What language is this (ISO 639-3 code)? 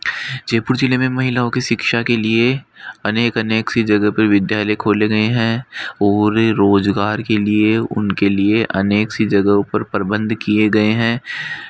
hin